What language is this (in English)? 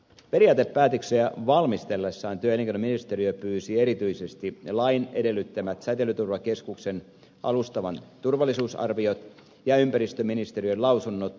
Finnish